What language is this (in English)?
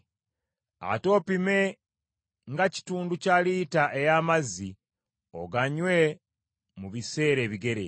Ganda